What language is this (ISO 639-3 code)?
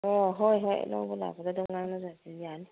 mni